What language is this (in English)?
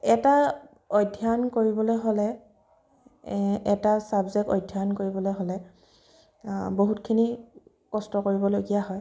Assamese